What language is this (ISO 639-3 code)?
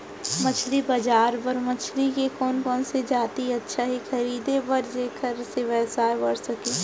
hne